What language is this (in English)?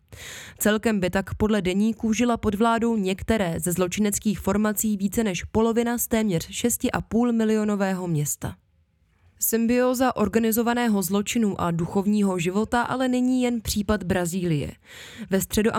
Czech